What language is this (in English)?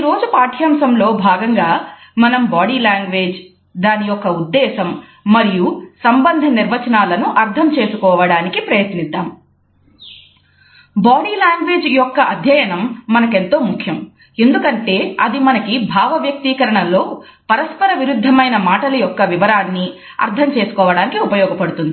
Telugu